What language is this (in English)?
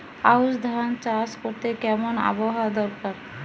Bangla